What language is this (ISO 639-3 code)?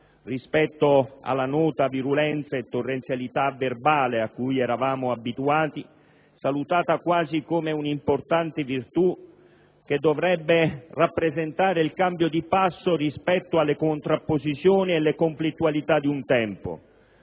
ita